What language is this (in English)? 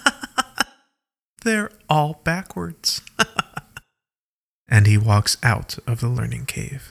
English